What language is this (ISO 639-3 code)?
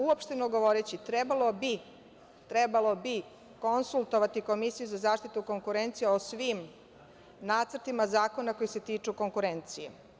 srp